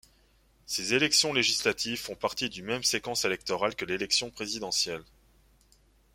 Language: French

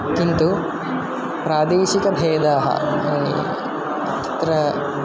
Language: Sanskrit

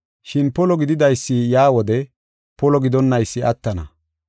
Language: Gofa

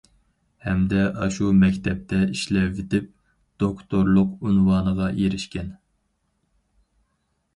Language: Uyghur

